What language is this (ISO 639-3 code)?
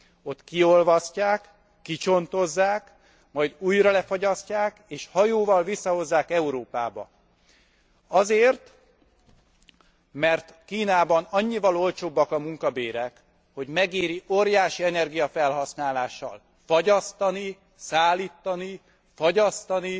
hun